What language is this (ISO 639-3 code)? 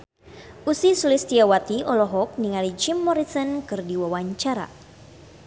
sun